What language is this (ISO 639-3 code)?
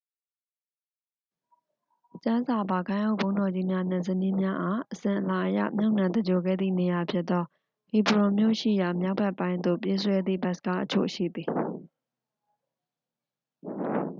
mya